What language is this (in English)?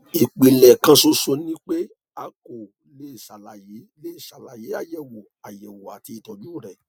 Yoruba